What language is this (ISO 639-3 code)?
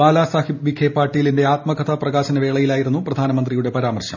mal